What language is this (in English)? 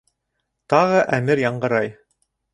Bashkir